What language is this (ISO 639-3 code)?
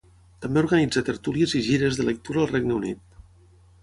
cat